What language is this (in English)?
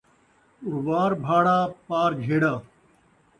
Saraiki